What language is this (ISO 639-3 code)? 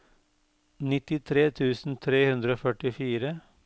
nor